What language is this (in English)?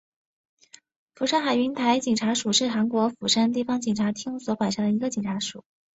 Chinese